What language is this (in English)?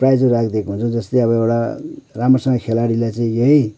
Nepali